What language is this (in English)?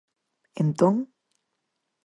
Galician